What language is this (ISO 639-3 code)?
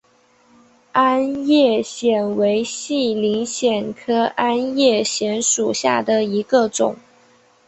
zho